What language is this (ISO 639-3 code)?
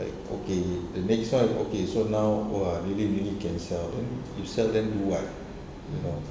eng